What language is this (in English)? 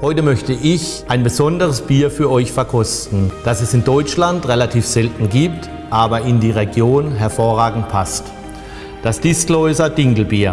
German